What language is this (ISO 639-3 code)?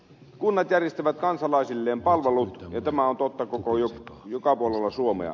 fin